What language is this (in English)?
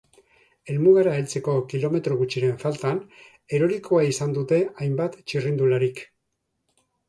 Basque